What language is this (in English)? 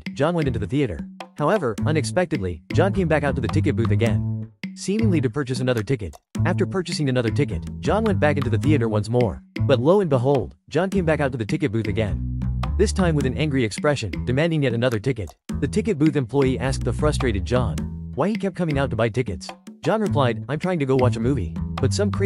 English